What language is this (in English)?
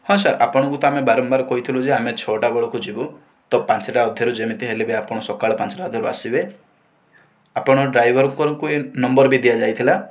Odia